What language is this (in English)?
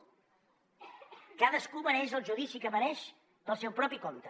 Catalan